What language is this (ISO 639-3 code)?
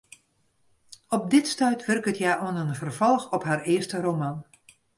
fry